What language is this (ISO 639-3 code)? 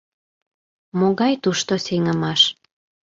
chm